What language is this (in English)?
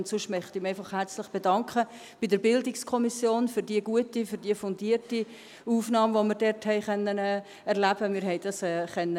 Swiss German